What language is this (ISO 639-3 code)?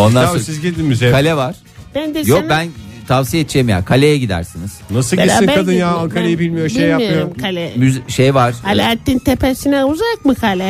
tur